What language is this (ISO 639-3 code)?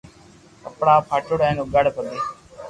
lrk